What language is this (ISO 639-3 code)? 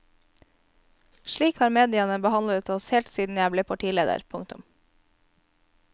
nor